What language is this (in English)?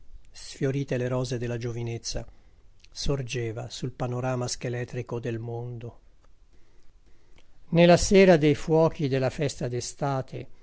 Italian